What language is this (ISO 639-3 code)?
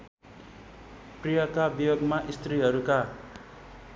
nep